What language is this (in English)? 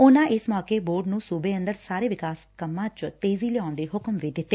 Punjabi